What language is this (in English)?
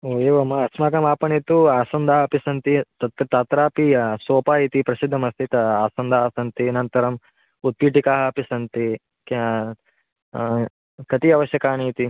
Sanskrit